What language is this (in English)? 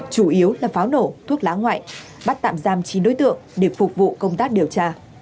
Vietnamese